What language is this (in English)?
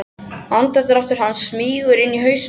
Icelandic